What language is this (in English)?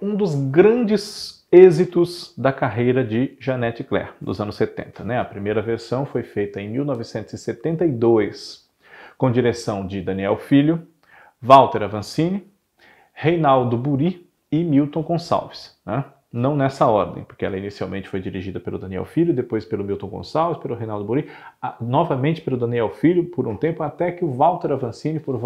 Portuguese